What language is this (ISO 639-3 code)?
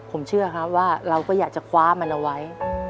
tha